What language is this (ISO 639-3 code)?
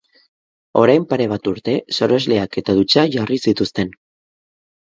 eus